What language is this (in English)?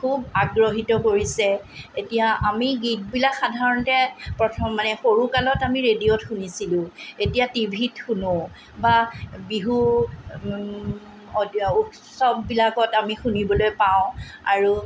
Assamese